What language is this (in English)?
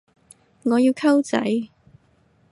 Cantonese